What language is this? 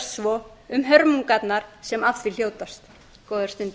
Icelandic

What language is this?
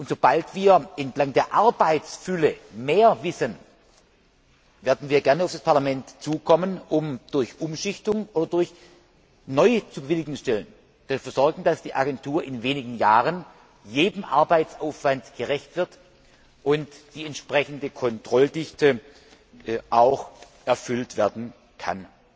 German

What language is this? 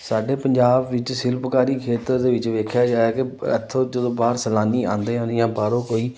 Punjabi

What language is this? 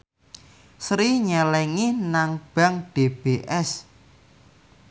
Javanese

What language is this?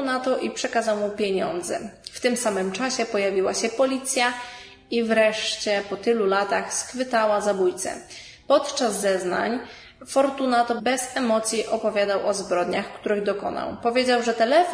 Polish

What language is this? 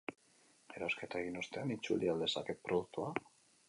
Basque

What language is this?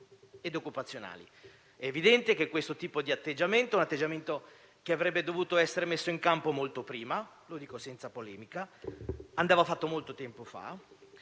Italian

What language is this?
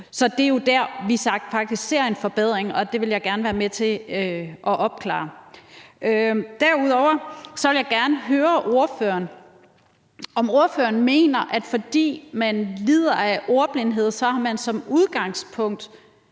Danish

